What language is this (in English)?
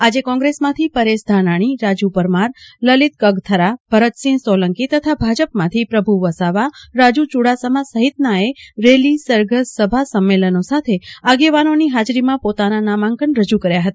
Gujarati